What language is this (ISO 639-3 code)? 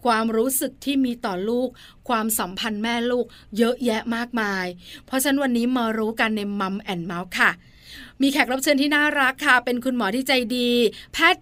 tha